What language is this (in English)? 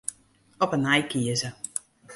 Western Frisian